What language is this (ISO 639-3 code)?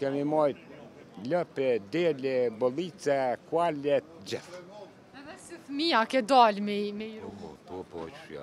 ron